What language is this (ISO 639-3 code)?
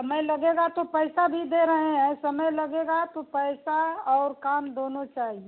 hin